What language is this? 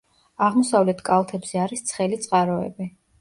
Georgian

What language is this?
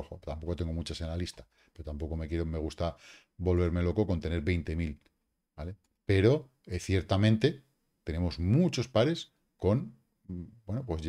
Spanish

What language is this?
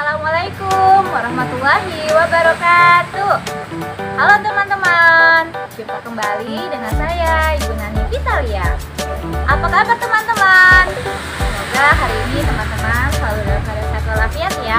Indonesian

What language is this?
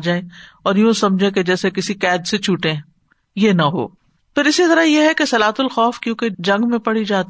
Urdu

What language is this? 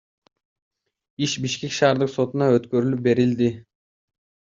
Kyrgyz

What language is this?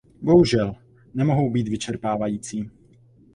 Czech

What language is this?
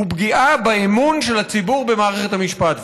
Hebrew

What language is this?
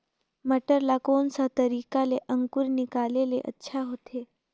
Chhattisgarhi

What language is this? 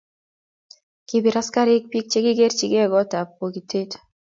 Kalenjin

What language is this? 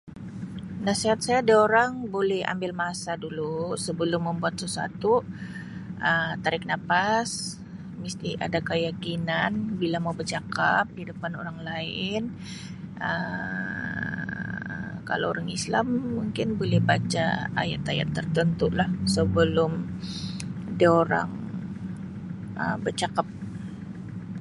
Sabah Malay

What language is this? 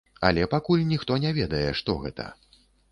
Belarusian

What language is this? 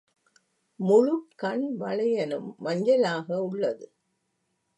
Tamil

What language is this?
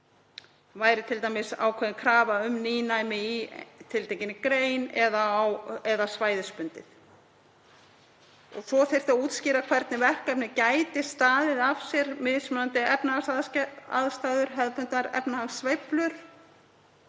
Icelandic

